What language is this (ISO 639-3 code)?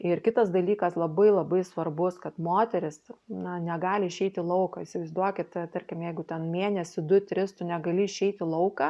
lit